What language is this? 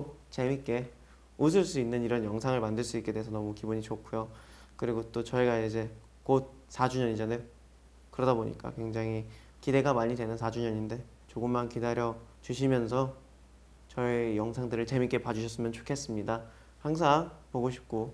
Korean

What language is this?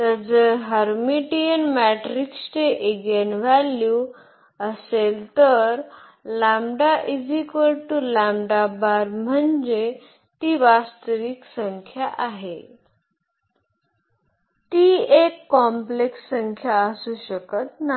Marathi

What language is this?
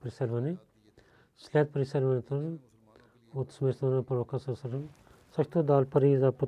Bulgarian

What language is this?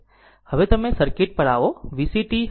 Gujarati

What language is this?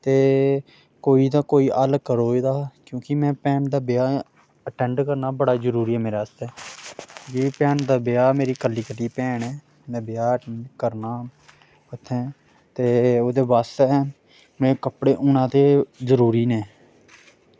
Dogri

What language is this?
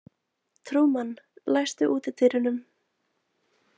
Icelandic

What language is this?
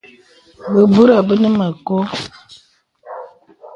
Bebele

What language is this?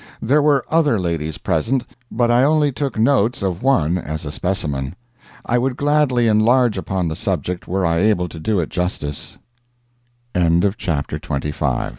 English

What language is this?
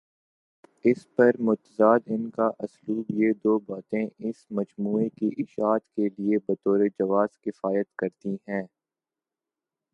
Urdu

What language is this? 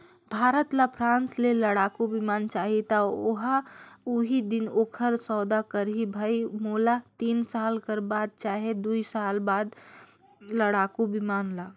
Chhattisgarhi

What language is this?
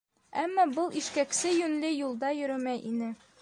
Bashkir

